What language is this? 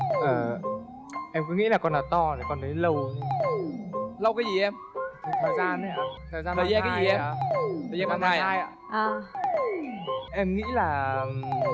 Vietnamese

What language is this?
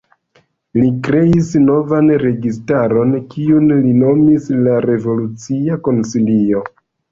Esperanto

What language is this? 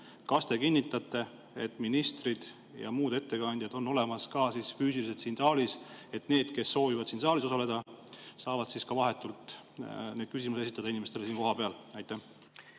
Estonian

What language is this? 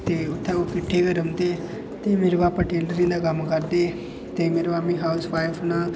Dogri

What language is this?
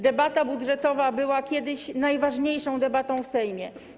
Polish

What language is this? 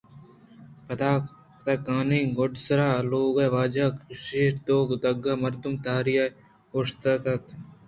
Eastern Balochi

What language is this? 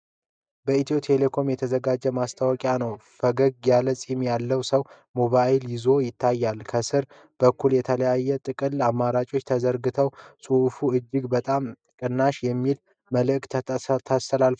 Amharic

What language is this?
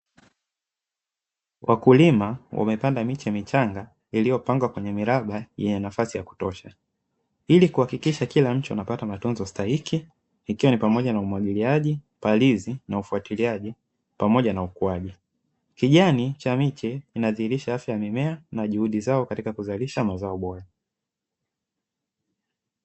Swahili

